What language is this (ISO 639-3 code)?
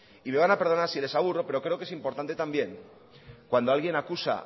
spa